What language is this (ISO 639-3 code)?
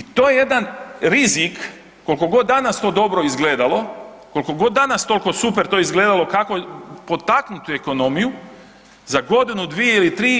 hrv